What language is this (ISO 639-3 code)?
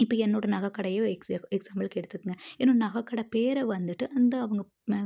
tam